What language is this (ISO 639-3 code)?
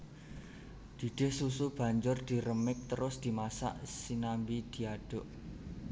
jav